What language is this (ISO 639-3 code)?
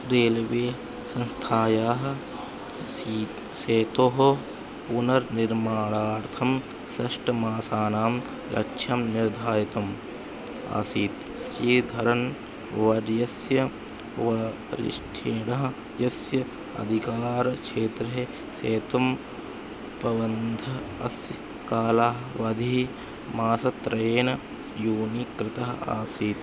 san